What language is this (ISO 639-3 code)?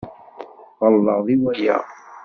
kab